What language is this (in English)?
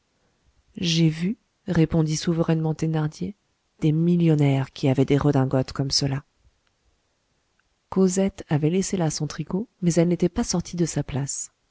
French